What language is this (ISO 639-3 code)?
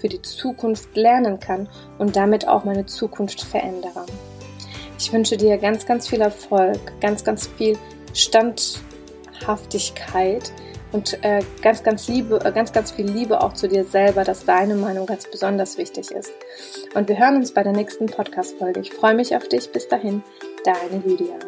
deu